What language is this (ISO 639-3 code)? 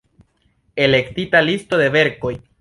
epo